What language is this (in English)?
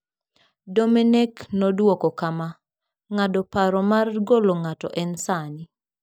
Luo (Kenya and Tanzania)